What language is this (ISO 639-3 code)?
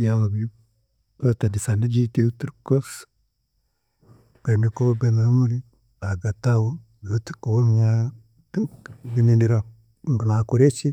cgg